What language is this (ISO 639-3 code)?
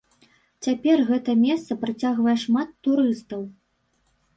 bel